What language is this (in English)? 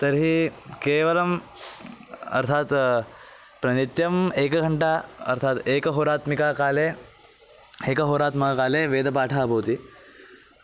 Sanskrit